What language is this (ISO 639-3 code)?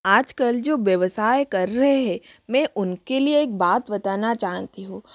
hin